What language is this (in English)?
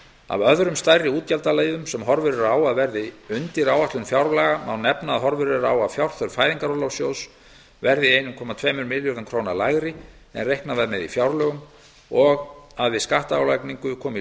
Icelandic